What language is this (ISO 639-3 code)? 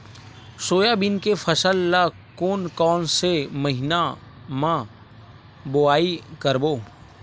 hne